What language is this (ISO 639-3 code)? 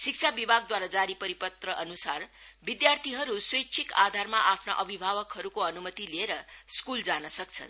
nep